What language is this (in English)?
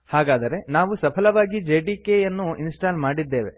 Kannada